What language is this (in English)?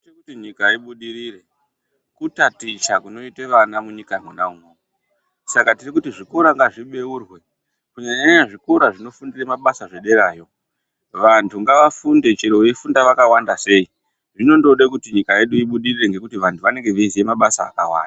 Ndau